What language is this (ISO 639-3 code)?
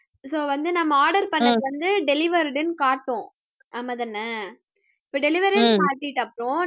tam